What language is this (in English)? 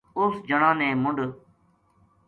Gujari